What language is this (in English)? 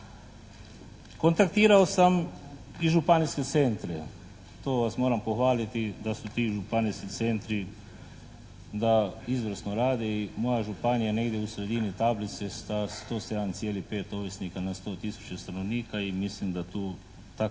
Croatian